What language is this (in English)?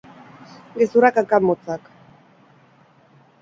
Basque